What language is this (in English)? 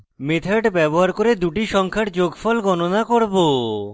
Bangla